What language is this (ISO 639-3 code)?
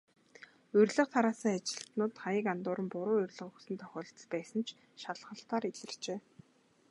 mon